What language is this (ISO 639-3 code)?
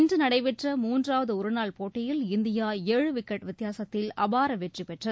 tam